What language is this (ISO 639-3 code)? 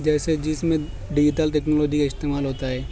urd